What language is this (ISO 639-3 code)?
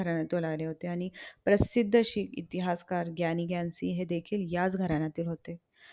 mar